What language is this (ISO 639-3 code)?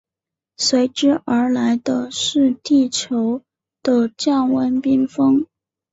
zho